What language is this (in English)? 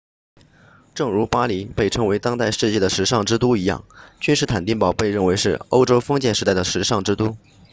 Chinese